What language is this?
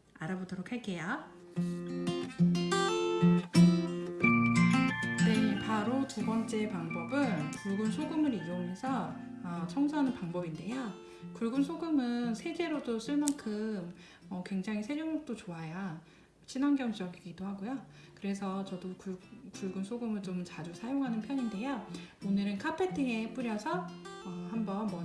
Korean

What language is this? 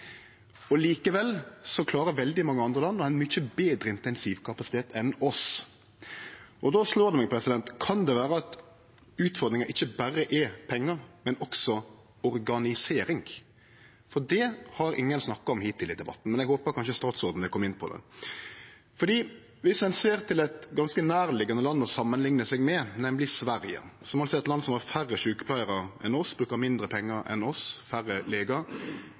Norwegian Nynorsk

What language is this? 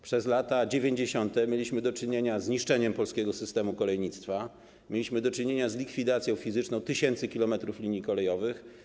Polish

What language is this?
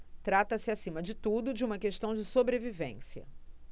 Portuguese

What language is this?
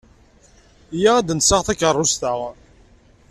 Kabyle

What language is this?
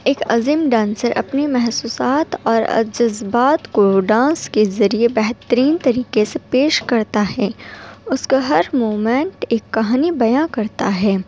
Urdu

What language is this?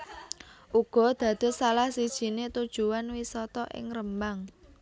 Javanese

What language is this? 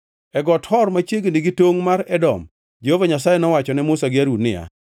Luo (Kenya and Tanzania)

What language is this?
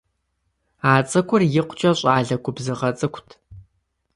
Kabardian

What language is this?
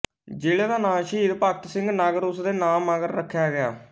Punjabi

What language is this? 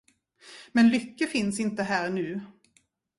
Swedish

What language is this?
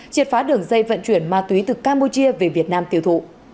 Vietnamese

